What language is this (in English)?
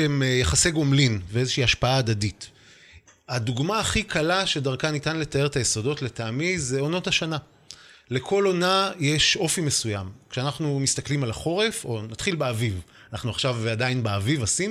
Hebrew